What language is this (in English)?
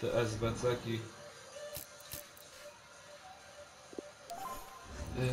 Polish